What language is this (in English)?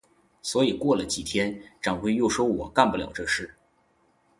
Chinese